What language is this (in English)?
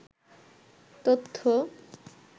Bangla